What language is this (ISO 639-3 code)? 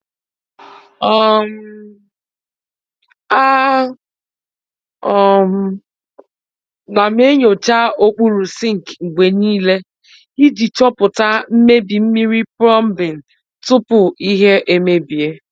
ibo